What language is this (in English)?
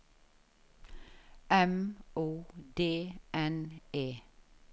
Norwegian